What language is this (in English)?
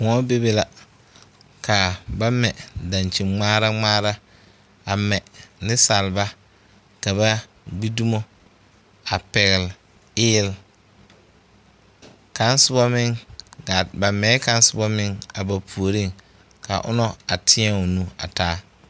Southern Dagaare